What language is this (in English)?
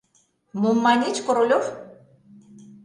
Mari